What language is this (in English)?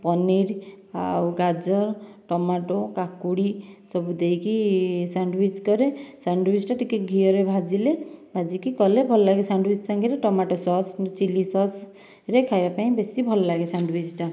Odia